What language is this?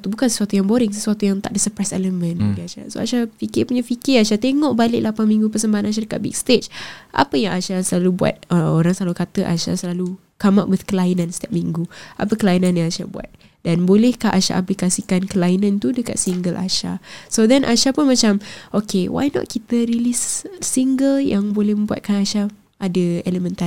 Malay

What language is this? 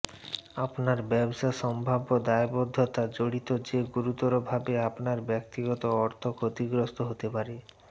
Bangla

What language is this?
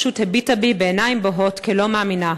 Hebrew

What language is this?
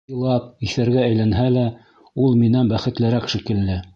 Bashkir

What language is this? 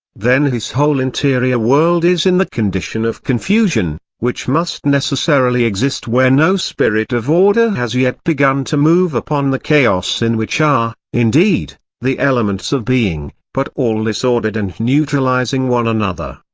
English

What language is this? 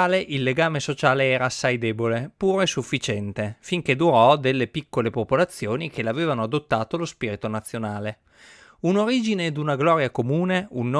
Italian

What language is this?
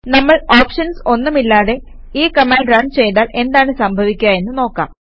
Malayalam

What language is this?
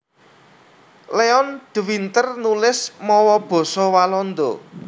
Javanese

